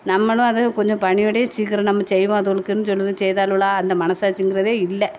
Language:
Tamil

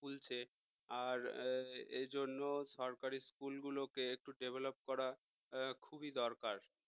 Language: Bangla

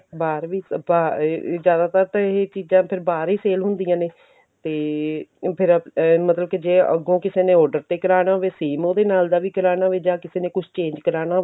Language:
Punjabi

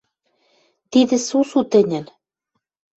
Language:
Western Mari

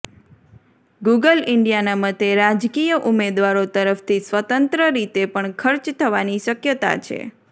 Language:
Gujarati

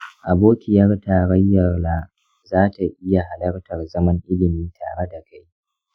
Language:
Hausa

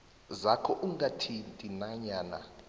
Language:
South Ndebele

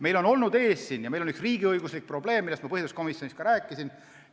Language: Estonian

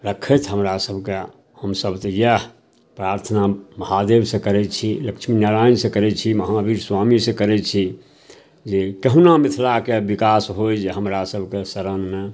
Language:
Maithili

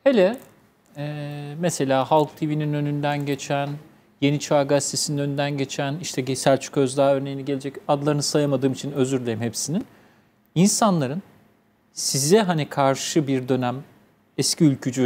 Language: Turkish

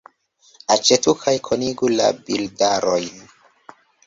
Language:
Esperanto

